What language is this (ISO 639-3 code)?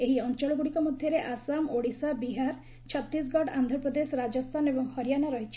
ori